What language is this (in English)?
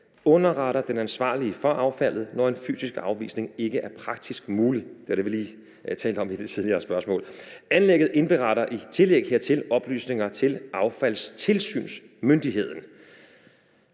Danish